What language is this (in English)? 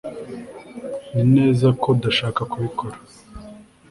Kinyarwanda